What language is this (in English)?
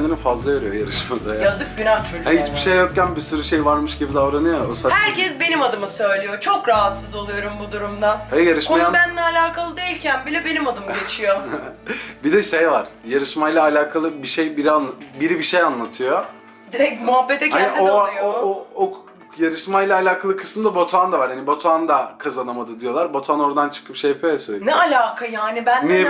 Turkish